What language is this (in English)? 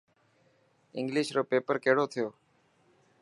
Dhatki